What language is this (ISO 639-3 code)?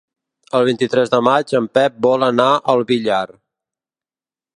cat